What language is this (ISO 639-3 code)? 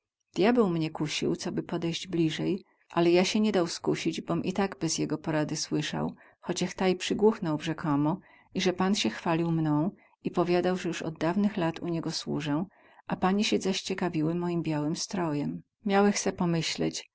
pol